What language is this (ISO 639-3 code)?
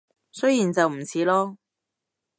yue